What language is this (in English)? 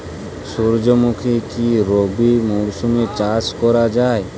Bangla